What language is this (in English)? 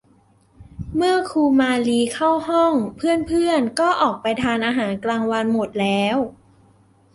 Thai